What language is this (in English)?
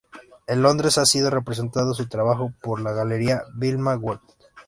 Spanish